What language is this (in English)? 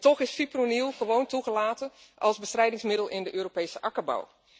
Dutch